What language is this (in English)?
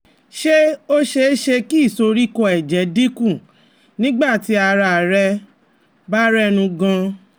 Yoruba